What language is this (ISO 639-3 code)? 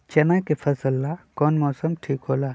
mag